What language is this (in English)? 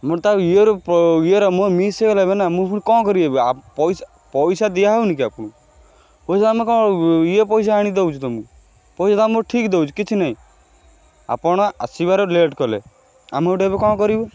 Odia